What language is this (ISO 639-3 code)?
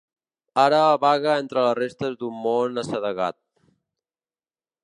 cat